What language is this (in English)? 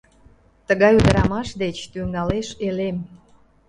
Mari